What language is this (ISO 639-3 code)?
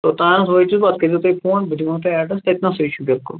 kas